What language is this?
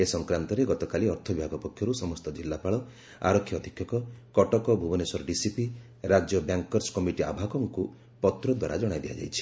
Odia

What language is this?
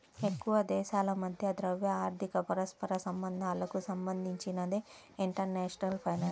Telugu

